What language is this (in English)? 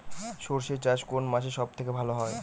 Bangla